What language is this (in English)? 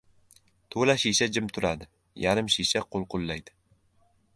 Uzbek